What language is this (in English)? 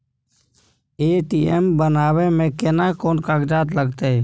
Maithili